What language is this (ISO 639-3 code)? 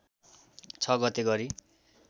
nep